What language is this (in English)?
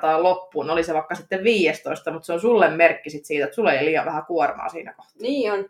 Finnish